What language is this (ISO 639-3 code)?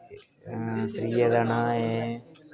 doi